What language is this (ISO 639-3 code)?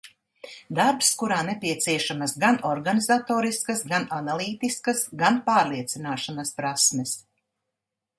lav